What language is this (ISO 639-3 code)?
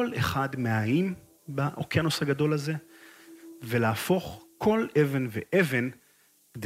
heb